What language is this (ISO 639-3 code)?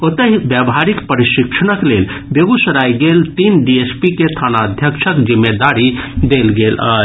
mai